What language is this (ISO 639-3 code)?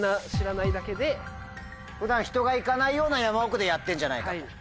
jpn